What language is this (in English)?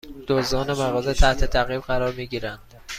Persian